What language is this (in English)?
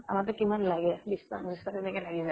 Assamese